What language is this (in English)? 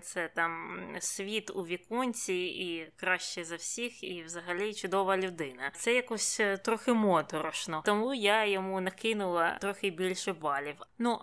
Ukrainian